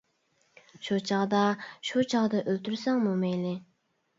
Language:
Uyghur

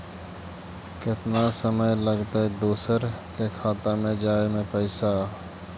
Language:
Magahi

